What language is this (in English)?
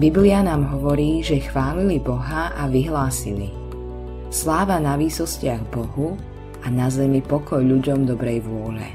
Slovak